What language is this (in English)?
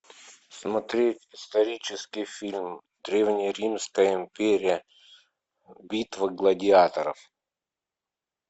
Russian